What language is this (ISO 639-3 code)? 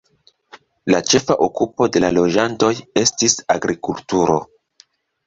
epo